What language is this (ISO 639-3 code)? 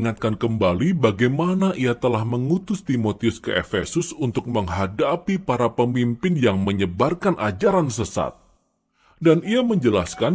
ind